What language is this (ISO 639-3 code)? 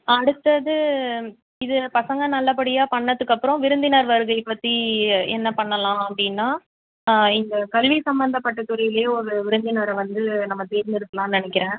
tam